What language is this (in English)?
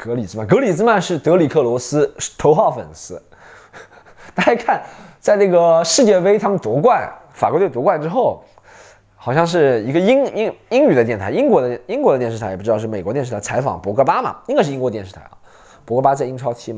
Chinese